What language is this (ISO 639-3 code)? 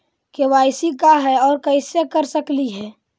mag